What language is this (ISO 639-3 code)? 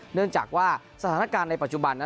tha